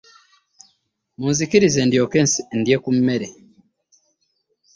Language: Ganda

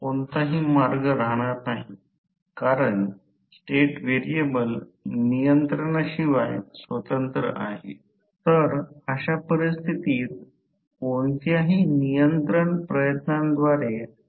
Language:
Marathi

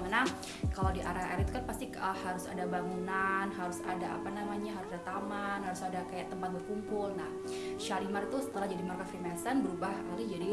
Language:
Indonesian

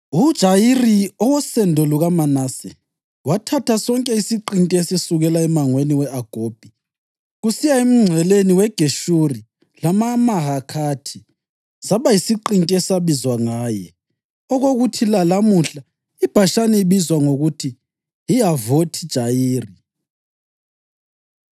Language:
North Ndebele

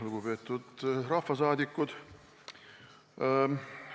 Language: Estonian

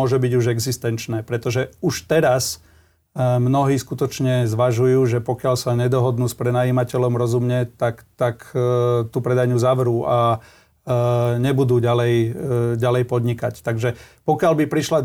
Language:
Slovak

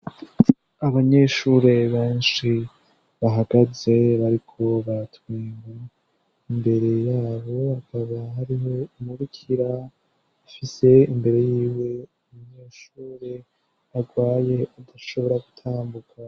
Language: Rundi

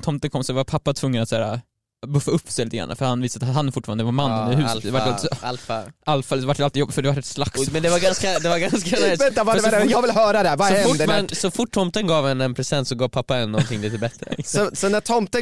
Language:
Swedish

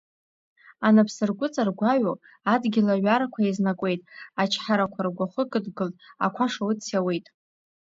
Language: Abkhazian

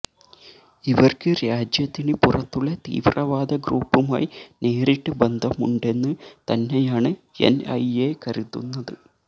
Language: Malayalam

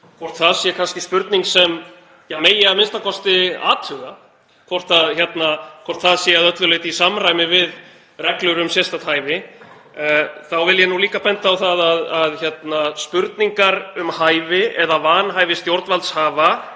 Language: Icelandic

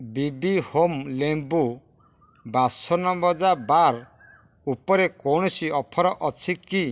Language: Odia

